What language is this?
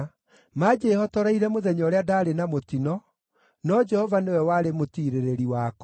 Kikuyu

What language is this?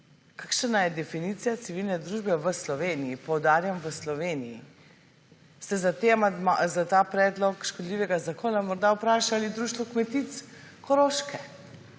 Slovenian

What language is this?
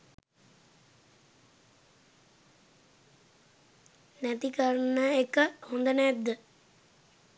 Sinhala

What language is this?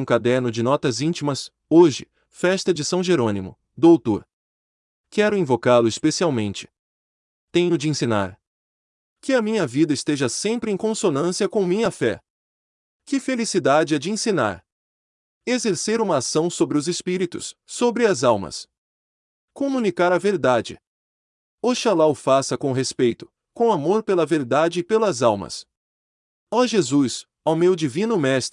Portuguese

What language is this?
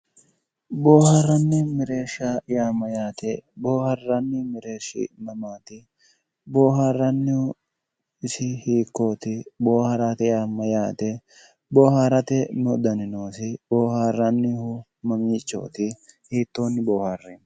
Sidamo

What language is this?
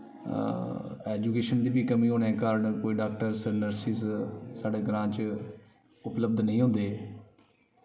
Dogri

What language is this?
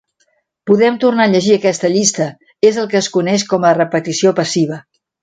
Catalan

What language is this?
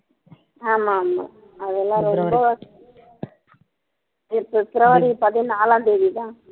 Tamil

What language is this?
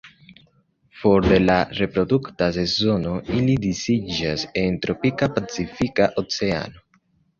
Esperanto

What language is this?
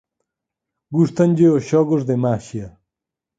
Galician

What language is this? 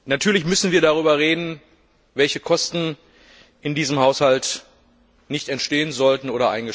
German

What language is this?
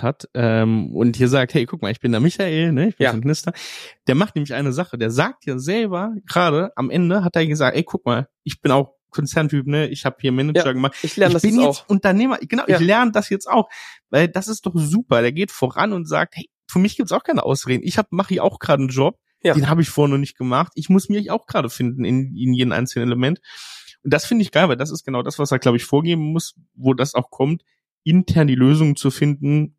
German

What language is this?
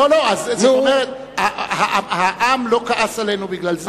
Hebrew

